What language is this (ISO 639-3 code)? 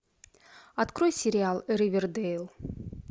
rus